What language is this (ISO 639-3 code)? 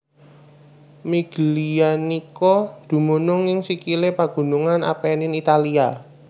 jav